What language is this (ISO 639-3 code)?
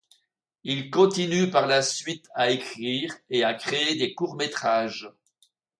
fra